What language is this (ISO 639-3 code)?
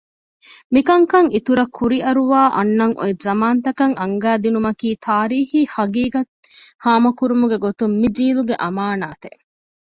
div